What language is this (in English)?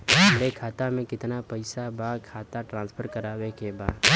Bhojpuri